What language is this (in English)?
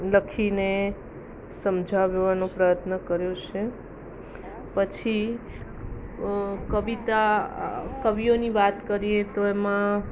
Gujarati